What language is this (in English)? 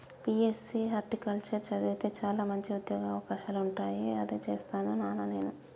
Telugu